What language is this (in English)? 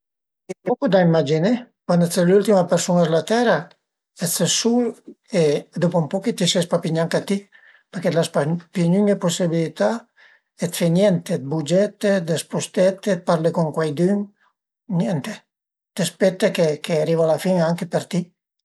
Piedmontese